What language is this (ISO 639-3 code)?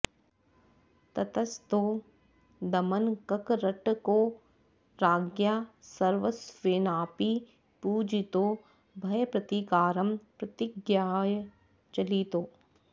san